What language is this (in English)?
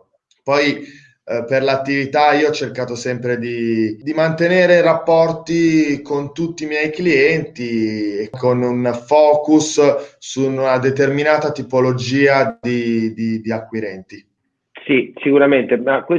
Italian